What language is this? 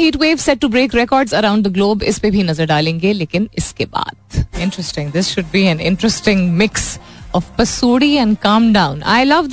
Hindi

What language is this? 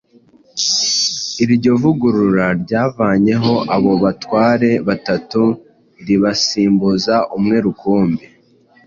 Kinyarwanda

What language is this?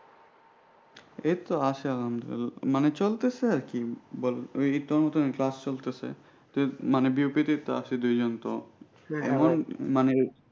Bangla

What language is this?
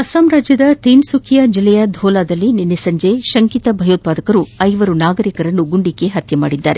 Kannada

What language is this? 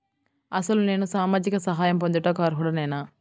Telugu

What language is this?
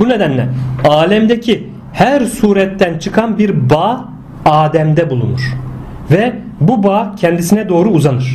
Turkish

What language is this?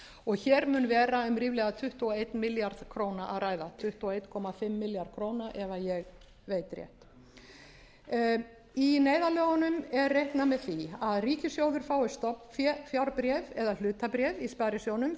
Icelandic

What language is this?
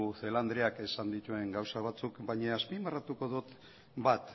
Basque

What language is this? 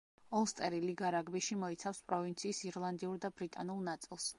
Georgian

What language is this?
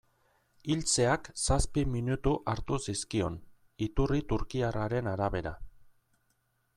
Basque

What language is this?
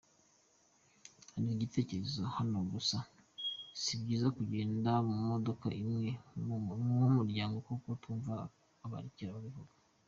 Kinyarwanda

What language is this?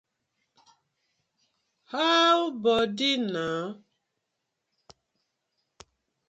Nigerian Pidgin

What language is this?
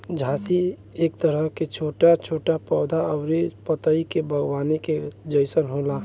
Bhojpuri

